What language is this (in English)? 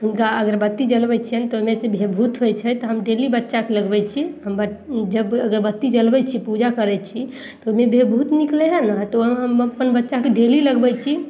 Maithili